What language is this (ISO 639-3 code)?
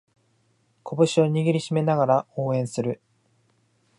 jpn